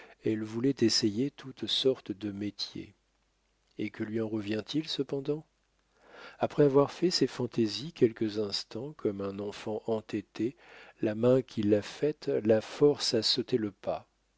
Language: French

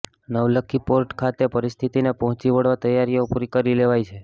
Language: Gujarati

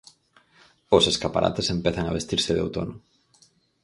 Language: Galician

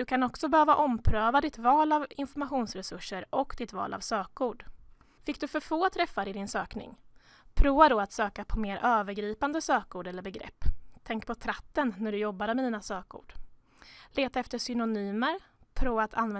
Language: Swedish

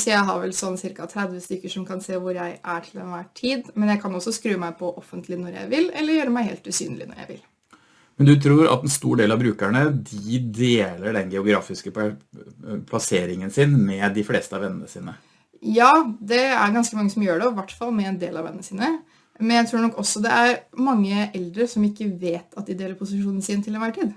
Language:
Norwegian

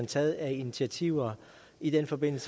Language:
Danish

